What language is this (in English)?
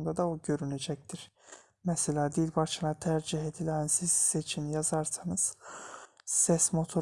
Turkish